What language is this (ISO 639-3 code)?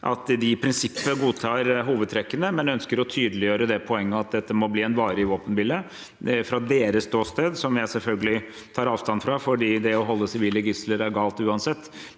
nor